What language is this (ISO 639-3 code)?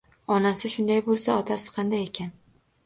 uzb